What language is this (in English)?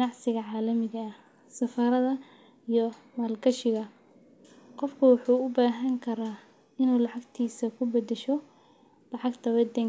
Somali